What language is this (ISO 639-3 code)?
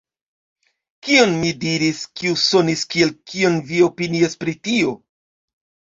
epo